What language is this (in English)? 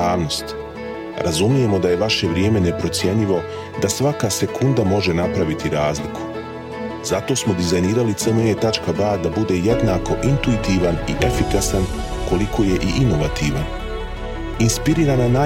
Croatian